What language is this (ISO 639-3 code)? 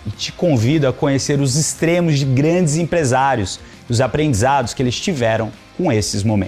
por